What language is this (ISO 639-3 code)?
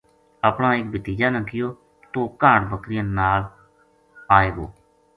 gju